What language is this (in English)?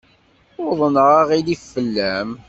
Kabyle